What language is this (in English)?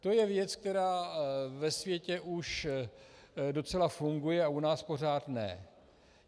Czech